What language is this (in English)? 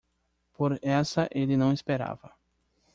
Portuguese